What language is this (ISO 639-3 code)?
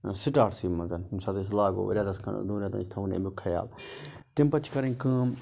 kas